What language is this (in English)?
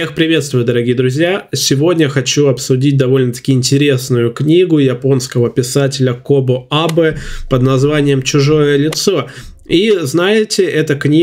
Russian